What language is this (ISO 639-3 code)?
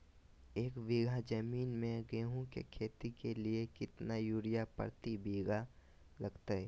mag